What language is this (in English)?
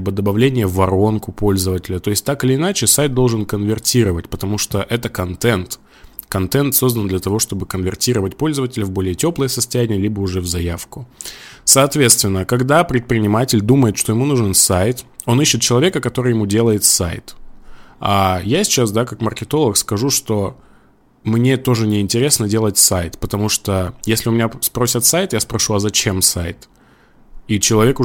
Russian